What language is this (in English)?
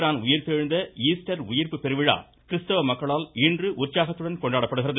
Tamil